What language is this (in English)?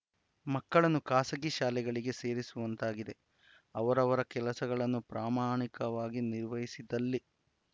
Kannada